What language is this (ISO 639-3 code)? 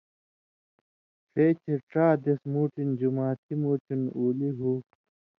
mvy